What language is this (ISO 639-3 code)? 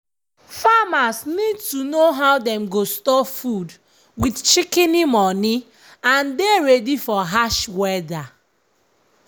pcm